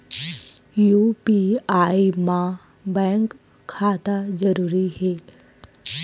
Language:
Chhattisgarhi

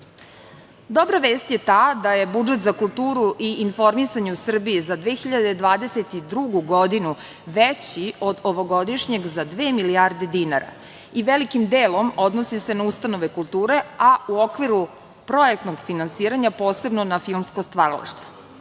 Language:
Serbian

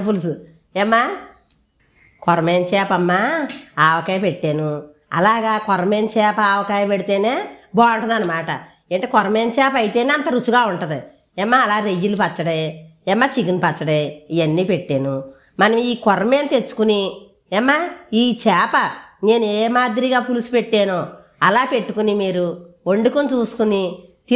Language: Indonesian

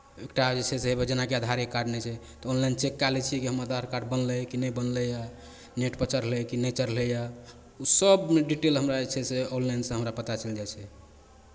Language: Maithili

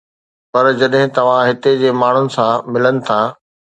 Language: Sindhi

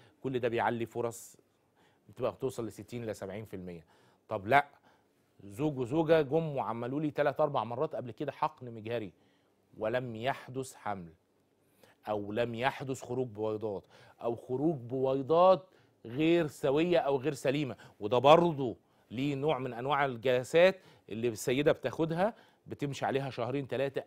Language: Arabic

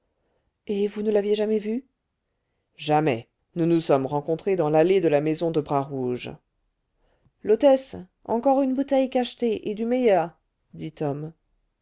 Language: French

